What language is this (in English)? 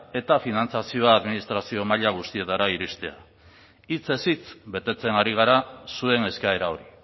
Basque